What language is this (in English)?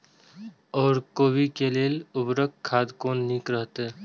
Maithili